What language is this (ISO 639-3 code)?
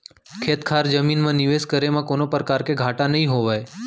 hne